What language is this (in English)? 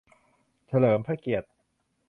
Thai